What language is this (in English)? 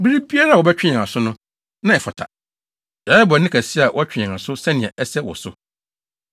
Akan